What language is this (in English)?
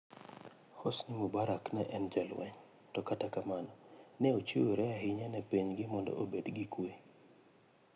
Luo (Kenya and Tanzania)